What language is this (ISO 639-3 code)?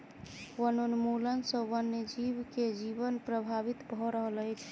mai